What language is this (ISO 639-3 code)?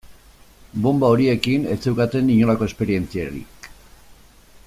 eus